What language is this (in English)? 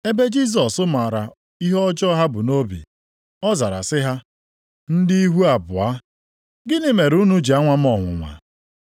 Igbo